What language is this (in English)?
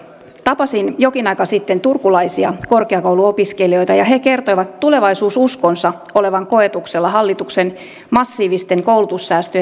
Finnish